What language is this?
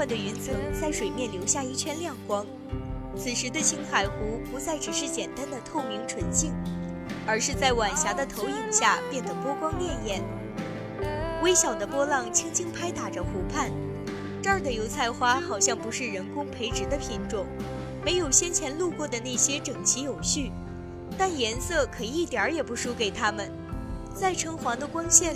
Chinese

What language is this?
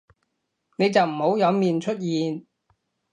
Cantonese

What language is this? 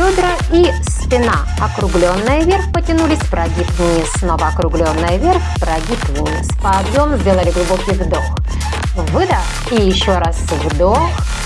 Russian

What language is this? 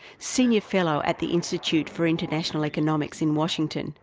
English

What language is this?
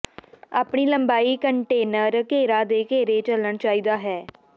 Punjabi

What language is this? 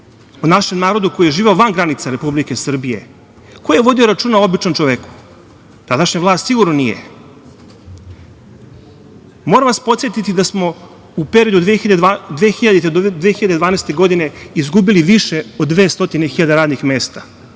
Serbian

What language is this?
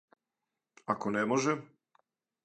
Serbian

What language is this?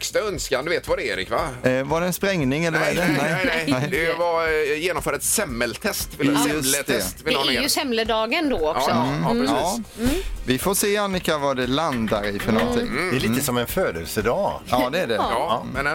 Swedish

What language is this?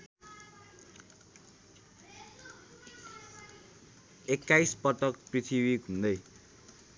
Nepali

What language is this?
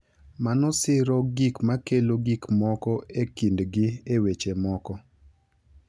Luo (Kenya and Tanzania)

